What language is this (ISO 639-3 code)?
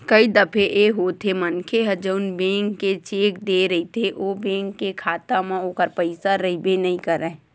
hne